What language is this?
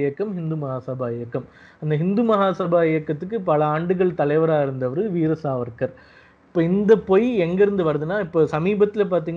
Tamil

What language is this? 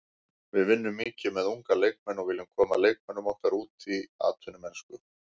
Icelandic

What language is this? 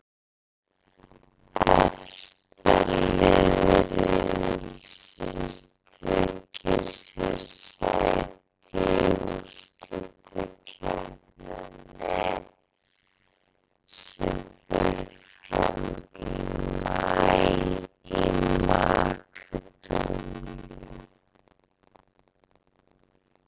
Icelandic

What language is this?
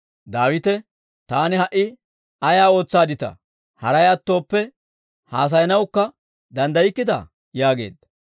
Dawro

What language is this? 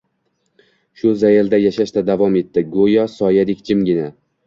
Uzbek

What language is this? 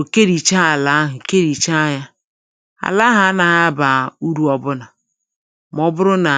Igbo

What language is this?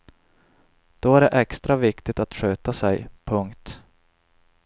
Swedish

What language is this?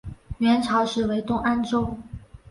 Chinese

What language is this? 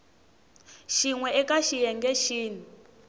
Tsonga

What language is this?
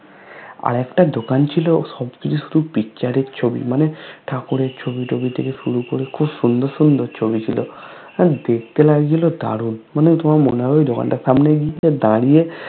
Bangla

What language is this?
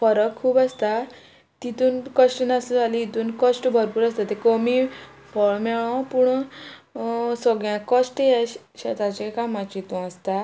Konkani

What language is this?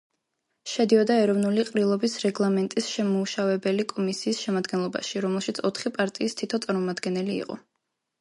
Georgian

